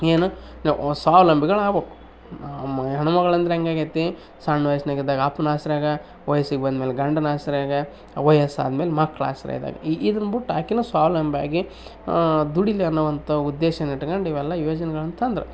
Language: Kannada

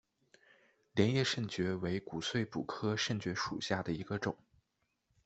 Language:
Chinese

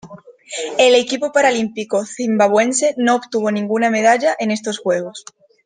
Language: Spanish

